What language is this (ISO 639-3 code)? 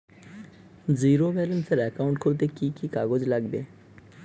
ben